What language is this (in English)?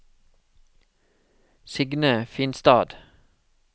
Norwegian